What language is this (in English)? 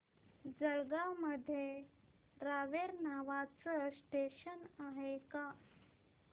Marathi